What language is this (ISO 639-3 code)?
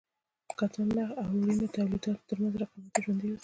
pus